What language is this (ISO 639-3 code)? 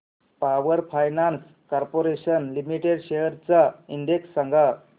mar